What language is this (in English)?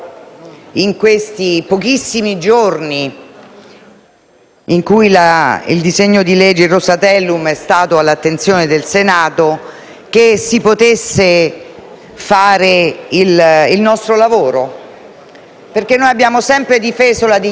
Italian